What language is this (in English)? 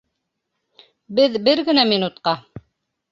Bashkir